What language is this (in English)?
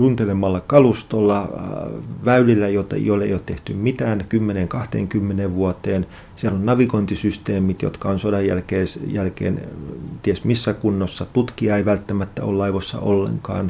Finnish